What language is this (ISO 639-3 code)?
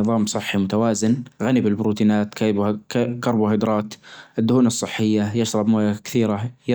ars